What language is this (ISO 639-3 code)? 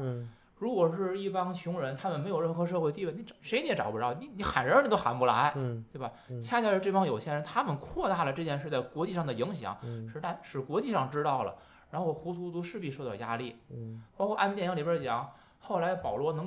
zho